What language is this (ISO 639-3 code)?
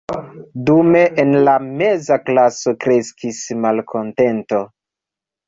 epo